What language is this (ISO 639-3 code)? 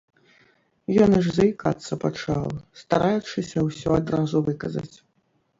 bel